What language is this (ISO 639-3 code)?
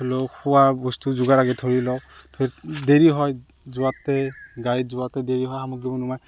asm